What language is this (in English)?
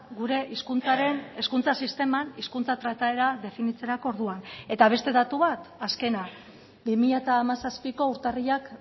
Basque